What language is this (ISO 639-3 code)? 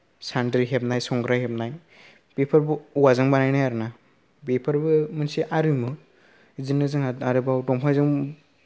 brx